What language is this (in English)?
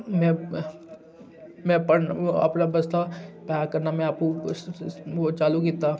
Dogri